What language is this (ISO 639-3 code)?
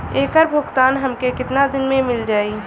bho